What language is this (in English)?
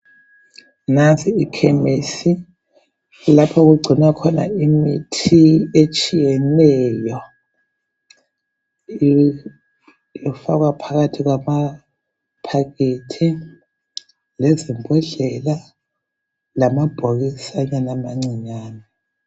North Ndebele